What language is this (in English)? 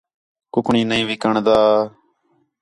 Khetrani